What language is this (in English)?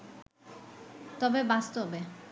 Bangla